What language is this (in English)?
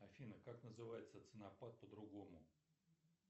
Russian